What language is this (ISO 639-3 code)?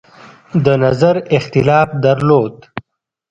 pus